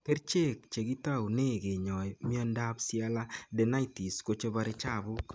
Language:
Kalenjin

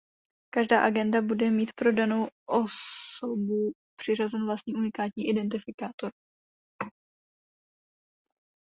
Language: Czech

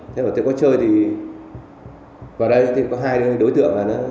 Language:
Vietnamese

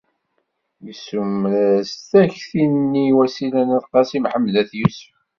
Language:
Kabyle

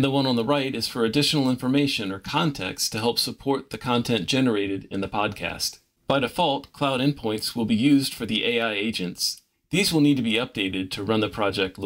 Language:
English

